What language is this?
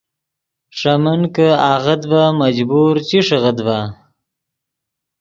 Yidgha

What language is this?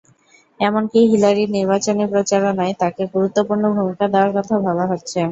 Bangla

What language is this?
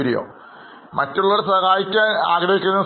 Malayalam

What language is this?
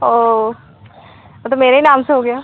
Hindi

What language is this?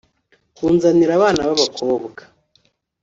Kinyarwanda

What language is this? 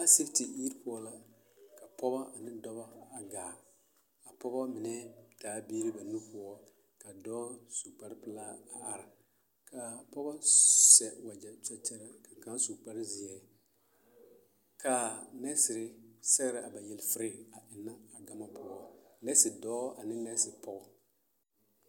Southern Dagaare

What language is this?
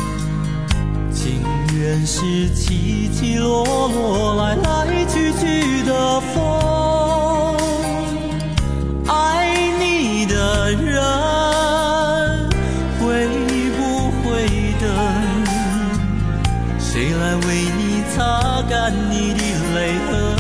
Chinese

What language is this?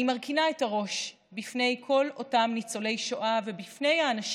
Hebrew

